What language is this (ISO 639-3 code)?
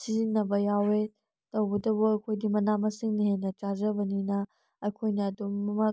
mni